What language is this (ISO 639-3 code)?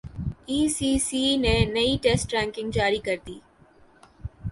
urd